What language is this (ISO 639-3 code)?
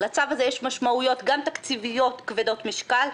heb